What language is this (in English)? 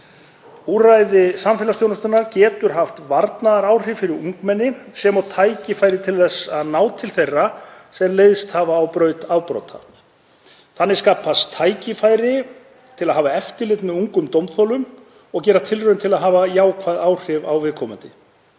Icelandic